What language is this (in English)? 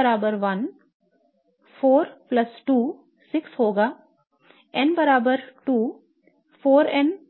Hindi